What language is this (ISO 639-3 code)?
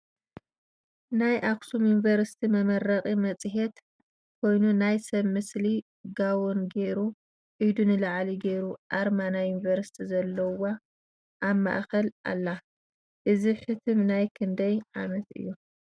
tir